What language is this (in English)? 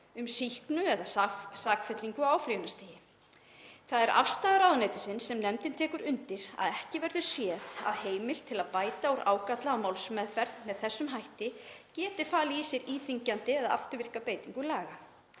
Icelandic